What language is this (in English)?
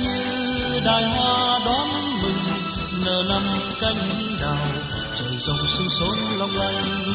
Vietnamese